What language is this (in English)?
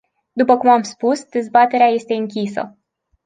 Romanian